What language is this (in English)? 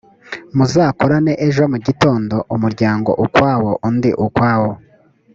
Kinyarwanda